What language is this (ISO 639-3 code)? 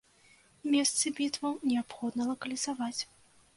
bel